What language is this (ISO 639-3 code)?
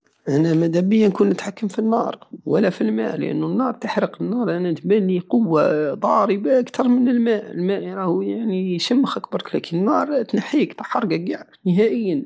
aao